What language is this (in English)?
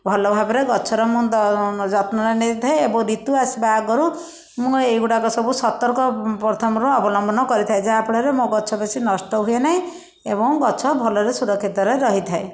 Odia